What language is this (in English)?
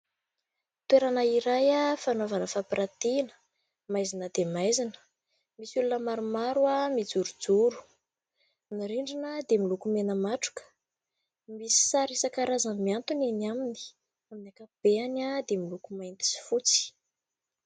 Malagasy